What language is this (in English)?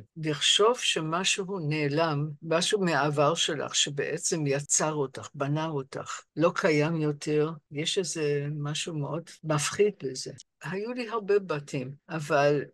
Hebrew